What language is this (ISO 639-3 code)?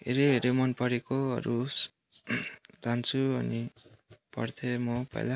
nep